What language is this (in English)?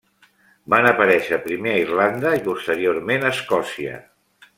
Catalan